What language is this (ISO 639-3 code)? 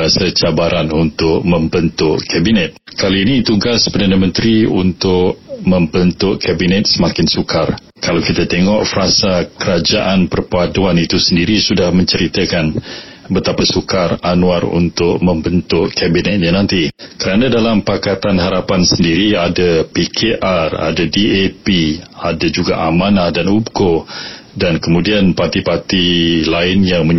msa